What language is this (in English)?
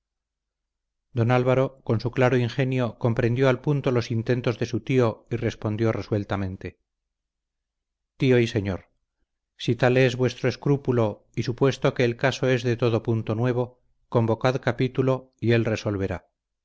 Spanish